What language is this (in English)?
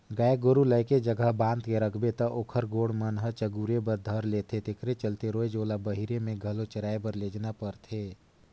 Chhattisgarhi